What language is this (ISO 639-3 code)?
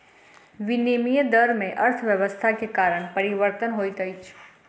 mai